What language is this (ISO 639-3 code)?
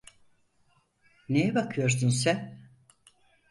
tur